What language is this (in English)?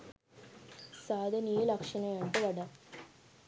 Sinhala